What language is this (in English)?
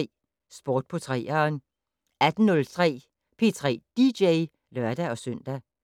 Danish